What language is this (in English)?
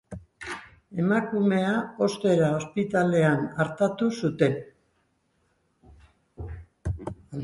Basque